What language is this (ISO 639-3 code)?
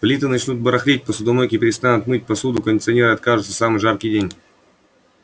rus